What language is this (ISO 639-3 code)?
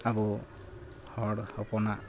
sat